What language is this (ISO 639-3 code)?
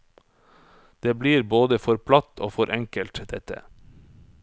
nor